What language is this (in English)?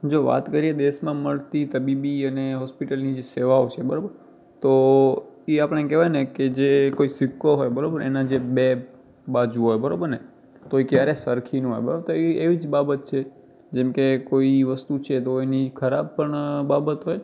Gujarati